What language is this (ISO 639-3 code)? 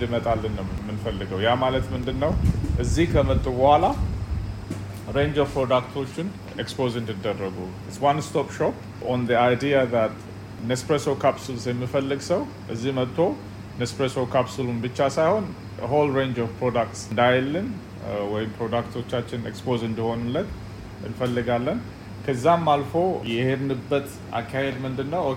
amh